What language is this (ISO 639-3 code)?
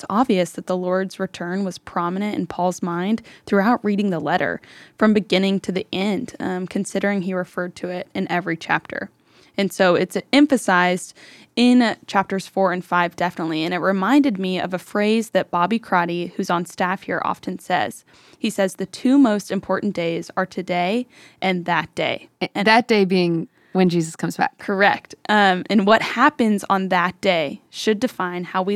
eng